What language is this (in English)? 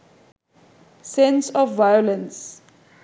Bangla